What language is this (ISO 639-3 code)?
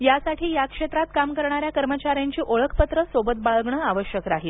mar